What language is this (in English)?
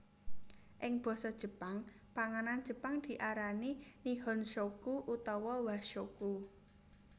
Javanese